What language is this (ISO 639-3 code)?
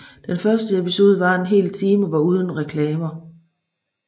dan